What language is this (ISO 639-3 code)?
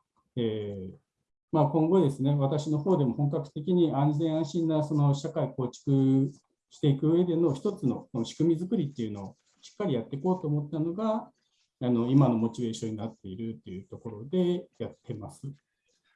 jpn